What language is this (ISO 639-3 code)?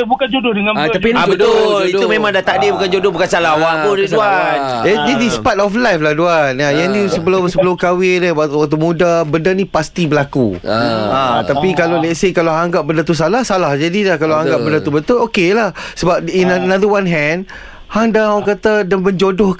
msa